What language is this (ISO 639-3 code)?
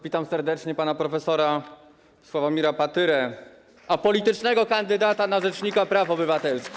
pol